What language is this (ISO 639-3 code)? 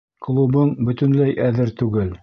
bak